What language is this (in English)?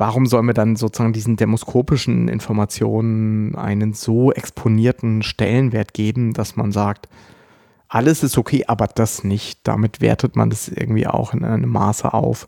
German